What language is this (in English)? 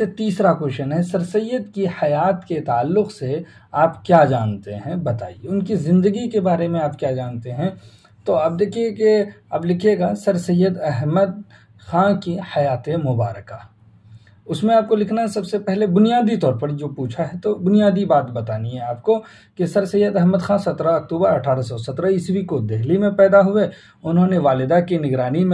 Hindi